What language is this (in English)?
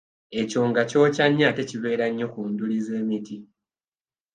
Ganda